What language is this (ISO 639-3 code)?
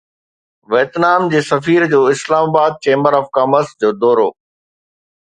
snd